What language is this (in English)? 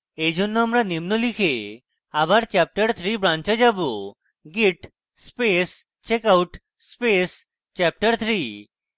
Bangla